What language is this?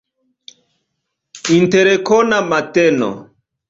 Esperanto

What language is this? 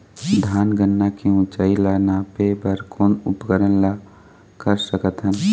Chhattisgarhi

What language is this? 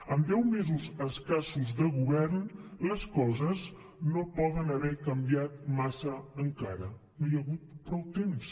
Catalan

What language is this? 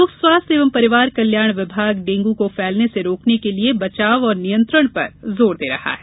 Hindi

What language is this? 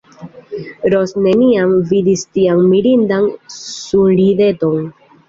Esperanto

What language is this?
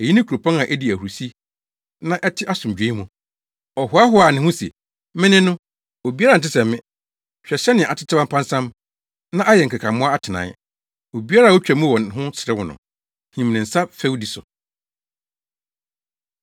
Akan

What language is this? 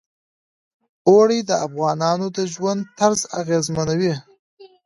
Pashto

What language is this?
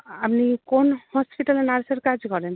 Bangla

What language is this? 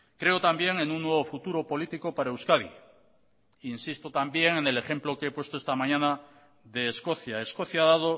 Spanish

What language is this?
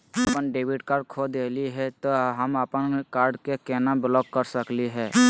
Magahi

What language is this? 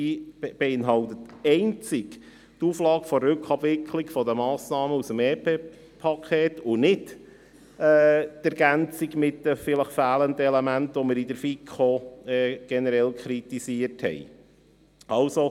Swiss German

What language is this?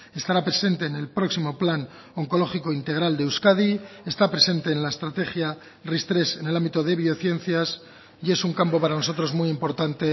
Spanish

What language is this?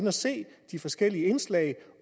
Danish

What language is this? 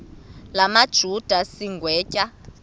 Xhosa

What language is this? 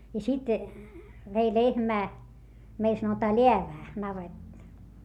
Finnish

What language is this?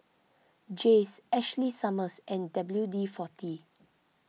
English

